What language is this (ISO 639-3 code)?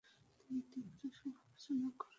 ben